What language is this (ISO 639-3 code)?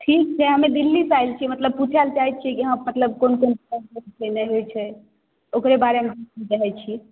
mai